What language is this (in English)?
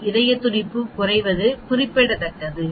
Tamil